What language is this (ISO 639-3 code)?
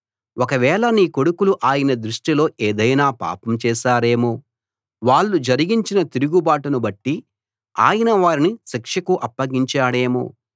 tel